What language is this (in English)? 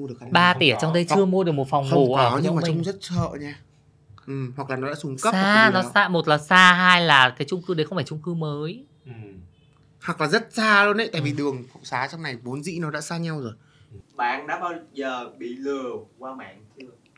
Vietnamese